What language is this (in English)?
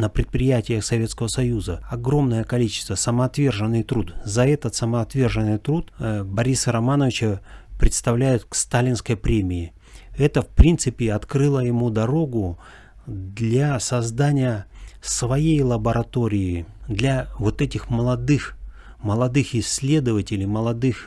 Russian